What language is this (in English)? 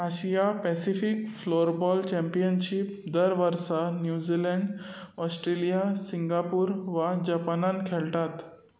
Konkani